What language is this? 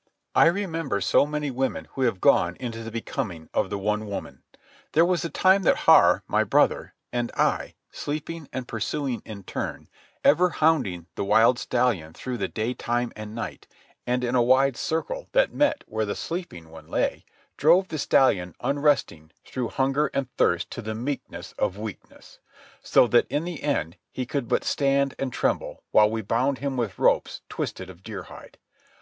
English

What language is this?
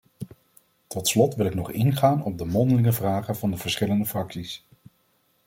Dutch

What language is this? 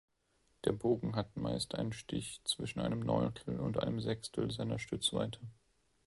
German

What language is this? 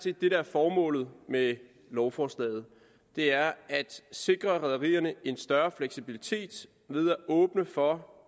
Danish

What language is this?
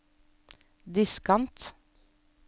Norwegian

